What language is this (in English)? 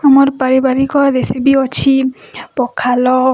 Odia